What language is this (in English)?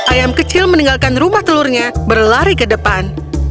Indonesian